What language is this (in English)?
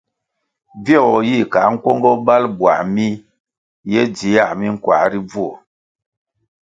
Kwasio